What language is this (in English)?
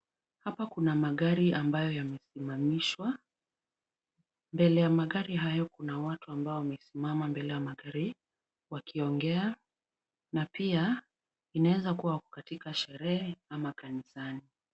Swahili